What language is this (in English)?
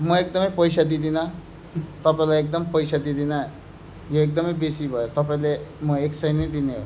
Nepali